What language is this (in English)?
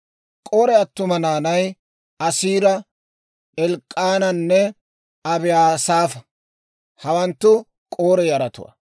Dawro